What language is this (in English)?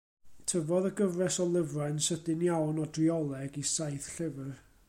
Welsh